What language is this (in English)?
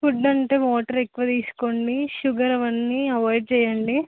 Telugu